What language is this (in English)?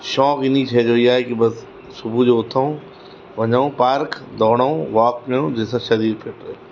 Sindhi